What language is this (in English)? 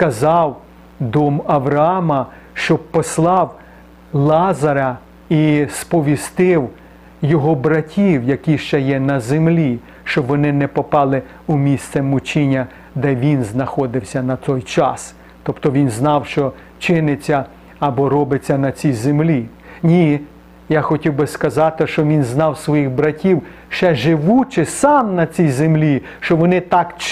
Ukrainian